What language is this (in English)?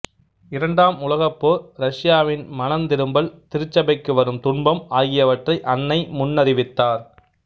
Tamil